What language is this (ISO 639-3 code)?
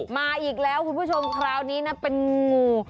tha